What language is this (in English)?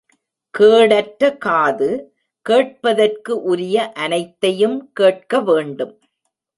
Tamil